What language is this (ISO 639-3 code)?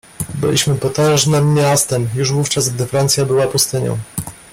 pol